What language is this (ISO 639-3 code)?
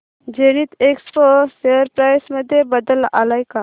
mar